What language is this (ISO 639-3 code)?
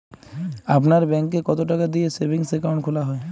ben